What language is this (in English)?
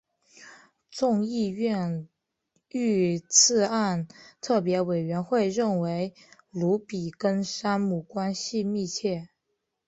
Chinese